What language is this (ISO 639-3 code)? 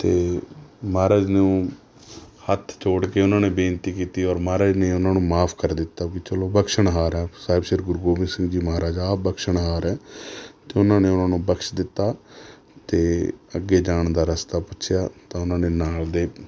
pan